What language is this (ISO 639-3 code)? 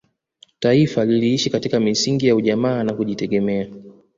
swa